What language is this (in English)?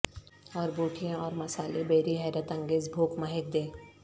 Urdu